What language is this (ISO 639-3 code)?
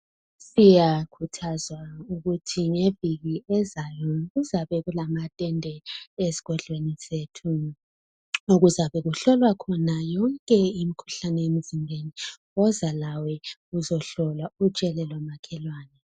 nde